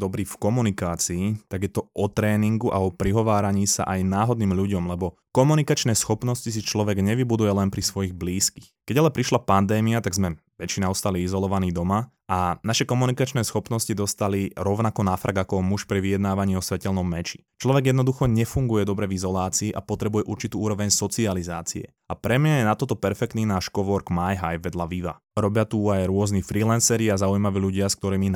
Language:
Slovak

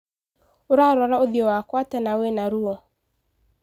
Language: Kikuyu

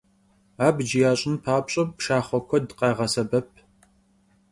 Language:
Kabardian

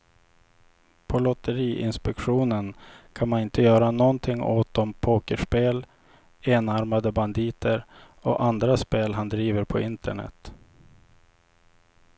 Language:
Swedish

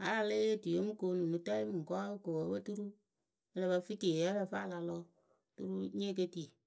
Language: Akebu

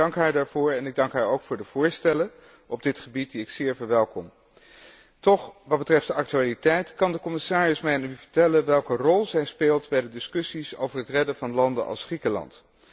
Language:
Dutch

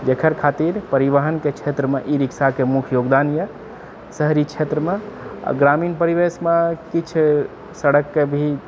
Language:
Maithili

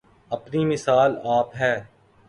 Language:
Urdu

